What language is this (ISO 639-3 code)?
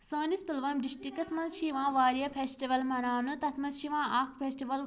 kas